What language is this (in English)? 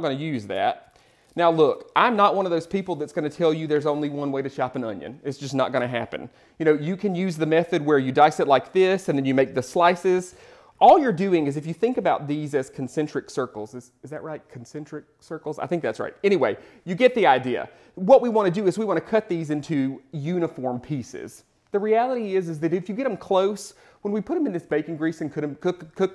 English